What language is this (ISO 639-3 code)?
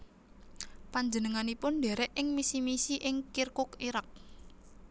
jav